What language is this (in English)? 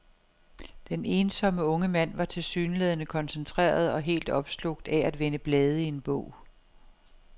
Danish